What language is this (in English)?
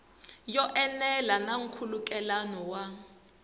Tsonga